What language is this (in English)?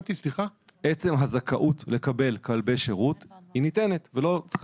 Hebrew